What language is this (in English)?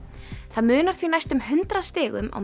Icelandic